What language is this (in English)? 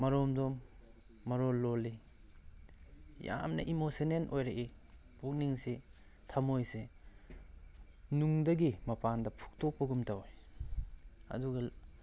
Manipuri